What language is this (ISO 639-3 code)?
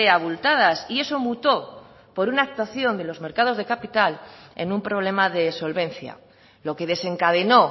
spa